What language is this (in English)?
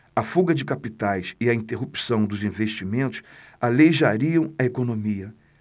Portuguese